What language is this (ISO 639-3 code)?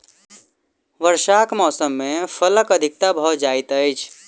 mai